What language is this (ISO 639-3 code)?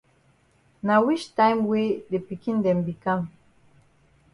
wes